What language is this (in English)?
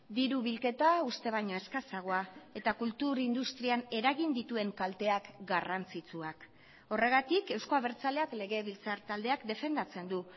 Basque